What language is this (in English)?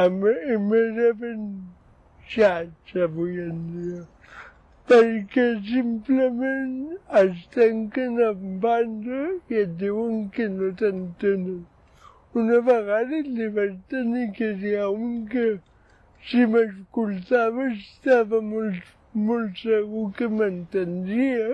Catalan